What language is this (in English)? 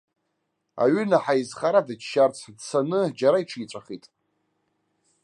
Abkhazian